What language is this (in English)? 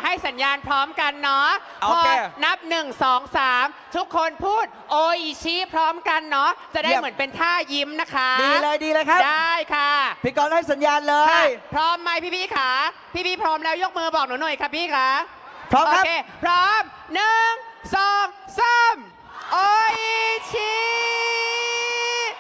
Thai